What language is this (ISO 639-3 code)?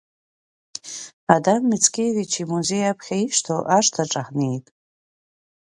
abk